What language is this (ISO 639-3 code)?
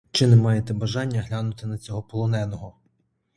ukr